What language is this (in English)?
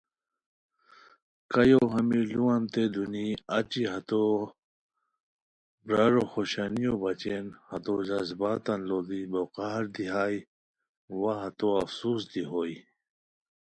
Khowar